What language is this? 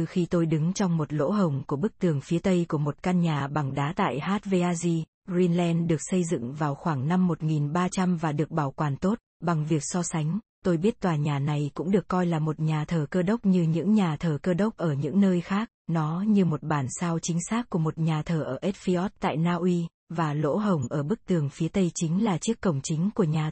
Vietnamese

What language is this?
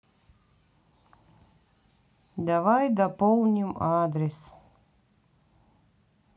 Russian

